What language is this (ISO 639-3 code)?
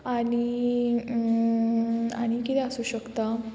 kok